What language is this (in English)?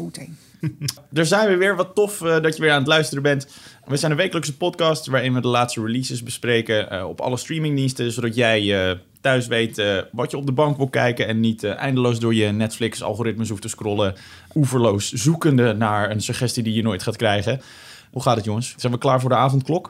Dutch